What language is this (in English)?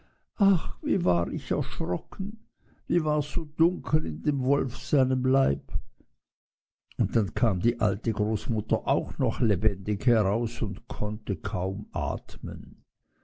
German